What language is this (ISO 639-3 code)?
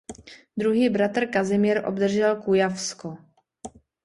ces